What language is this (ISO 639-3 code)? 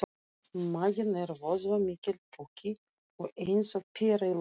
isl